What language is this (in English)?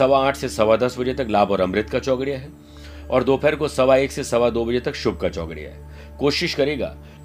Hindi